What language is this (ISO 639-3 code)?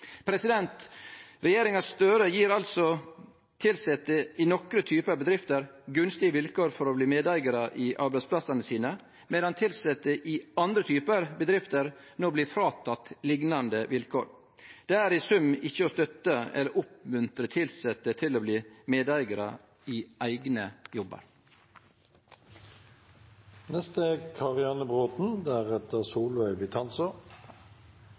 nno